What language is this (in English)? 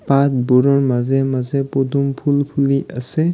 Assamese